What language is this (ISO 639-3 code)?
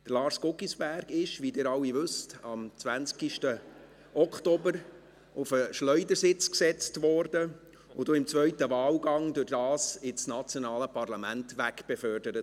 gsw